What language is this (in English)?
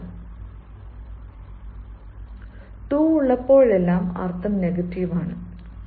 Malayalam